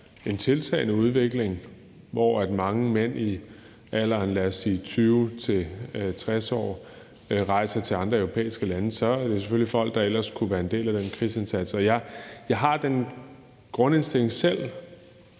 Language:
Danish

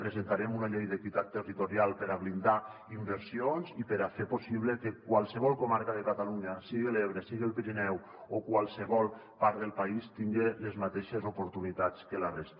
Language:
Catalan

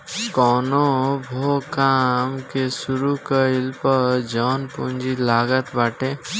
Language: Bhojpuri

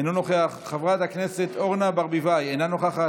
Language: Hebrew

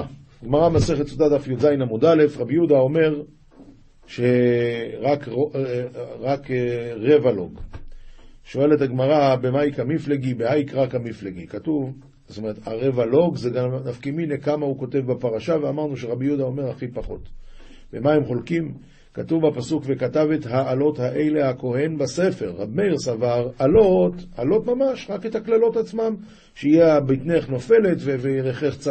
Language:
Hebrew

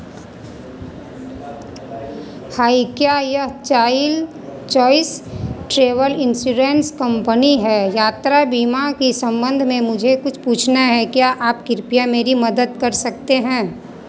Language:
Hindi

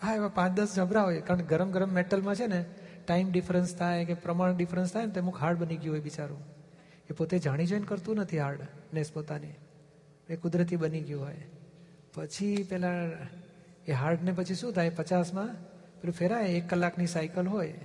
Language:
Gujarati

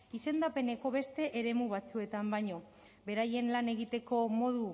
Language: Basque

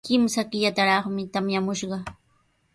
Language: Sihuas Ancash Quechua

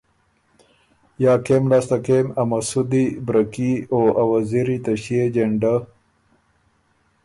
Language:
Ormuri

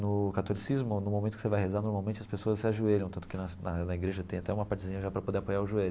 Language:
Portuguese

